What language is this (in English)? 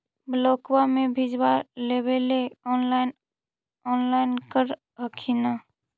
Magahi